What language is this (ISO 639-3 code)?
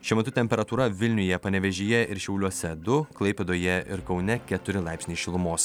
lit